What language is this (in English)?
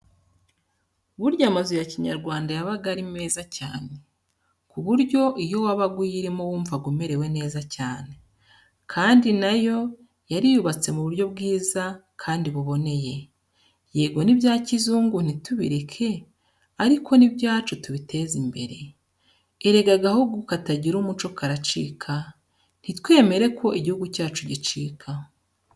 Kinyarwanda